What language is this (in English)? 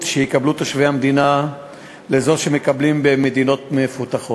Hebrew